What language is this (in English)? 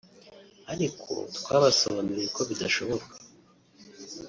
Kinyarwanda